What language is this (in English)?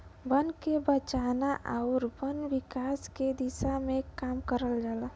Bhojpuri